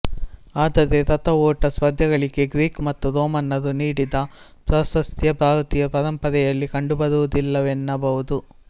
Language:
Kannada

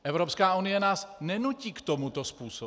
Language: Czech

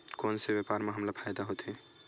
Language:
Chhattisgarhi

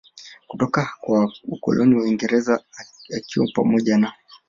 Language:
Swahili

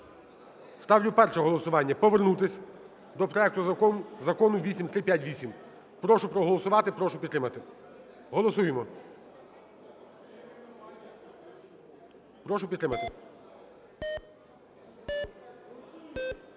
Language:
Ukrainian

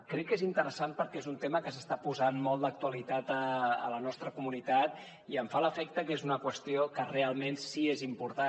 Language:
Catalan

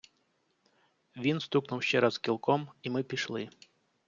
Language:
Ukrainian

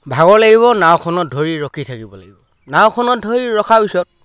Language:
Assamese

